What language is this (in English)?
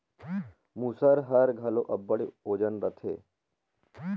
Chhattisgarhi